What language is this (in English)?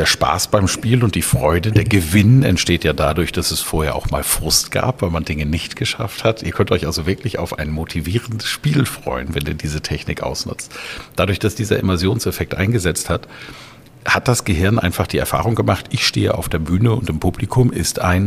German